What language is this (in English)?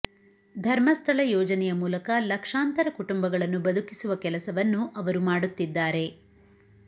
Kannada